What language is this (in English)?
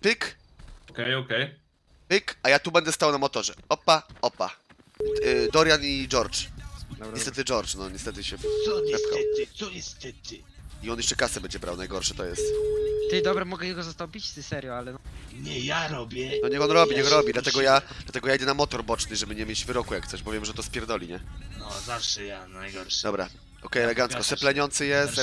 Polish